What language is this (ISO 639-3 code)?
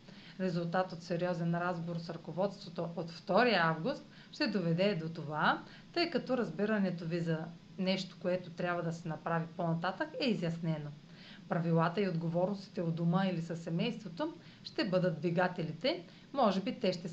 bul